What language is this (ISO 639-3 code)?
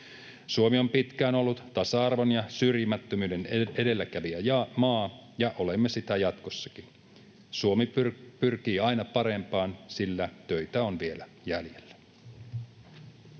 fin